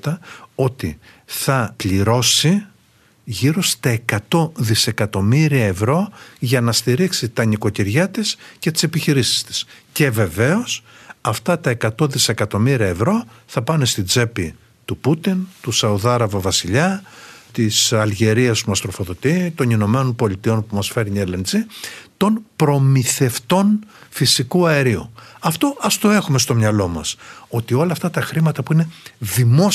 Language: Greek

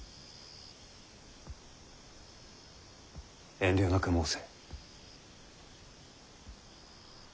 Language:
Japanese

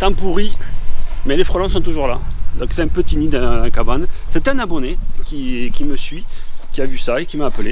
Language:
French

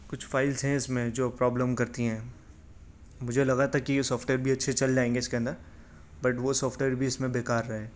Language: Urdu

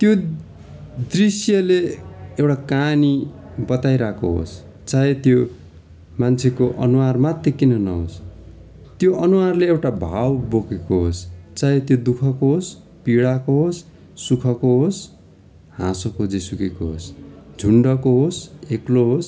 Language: Nepali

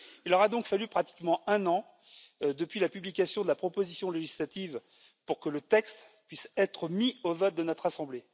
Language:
French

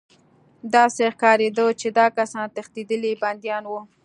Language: Pashto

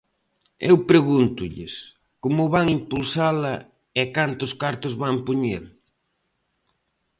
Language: Galician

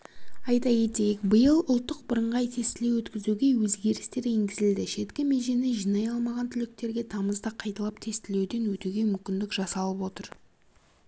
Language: Kazakh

